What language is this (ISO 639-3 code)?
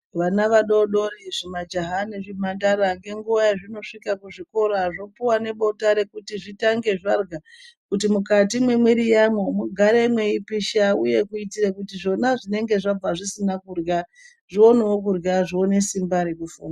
ndc